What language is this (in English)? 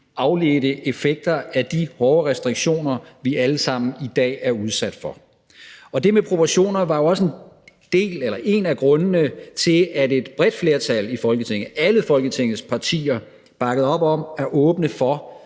Danish